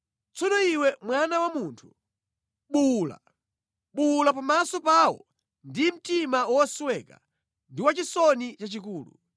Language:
Nyanja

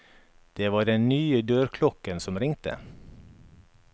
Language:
Norwegian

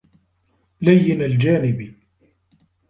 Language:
Arabic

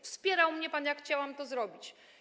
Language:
Polish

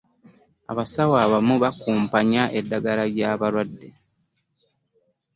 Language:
Ganda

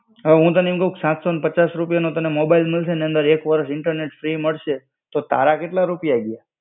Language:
Gujarati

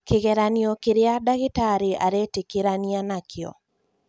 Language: Kikuyu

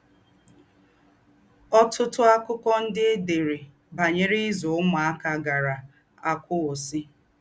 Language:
Igbo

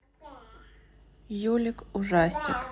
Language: Russian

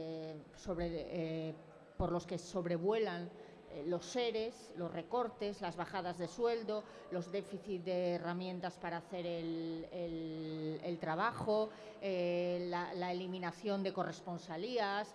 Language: Spanish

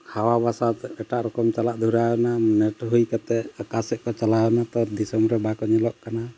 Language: Santali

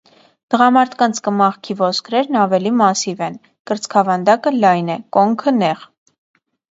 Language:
Armenian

